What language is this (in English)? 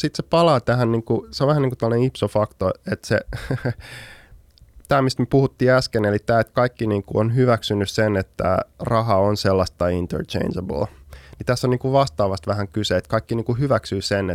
Finnish